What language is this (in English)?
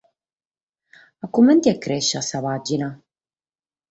Sardinian